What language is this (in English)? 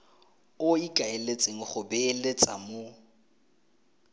Tswana